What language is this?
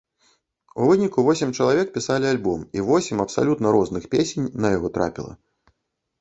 Belarusian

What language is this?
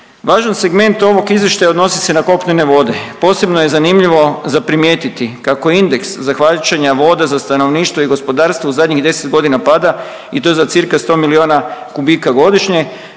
Croatian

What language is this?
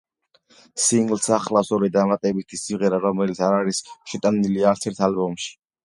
Georgian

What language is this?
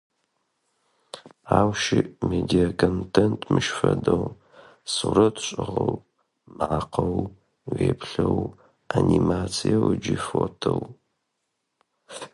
Adyghe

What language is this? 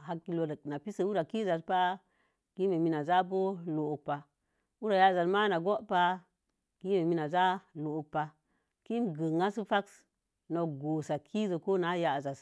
Mom Jango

